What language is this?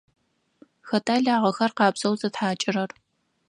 Adyghe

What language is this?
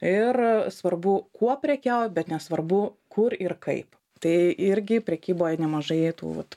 Lithuanian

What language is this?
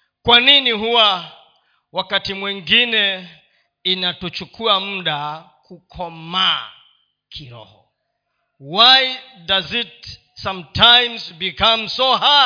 Swahili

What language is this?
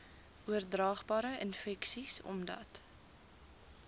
Afrikaans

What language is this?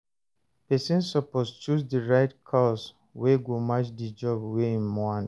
Nigerian Pidgin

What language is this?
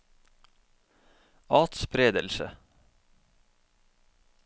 Norwegian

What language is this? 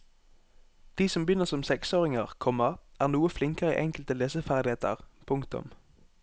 Norwegian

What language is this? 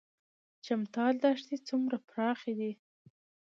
Pashto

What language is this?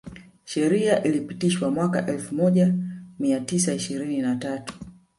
Swahili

